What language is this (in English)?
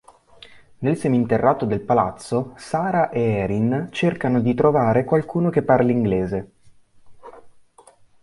Italian